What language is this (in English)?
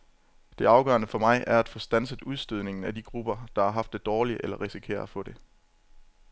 Danish